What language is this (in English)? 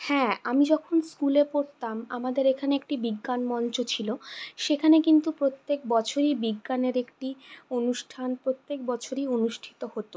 Bangla